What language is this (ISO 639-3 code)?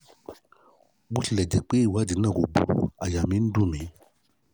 yor